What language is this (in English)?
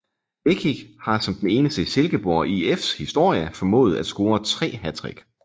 Danish